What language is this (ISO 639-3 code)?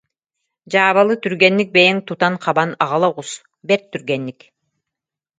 sah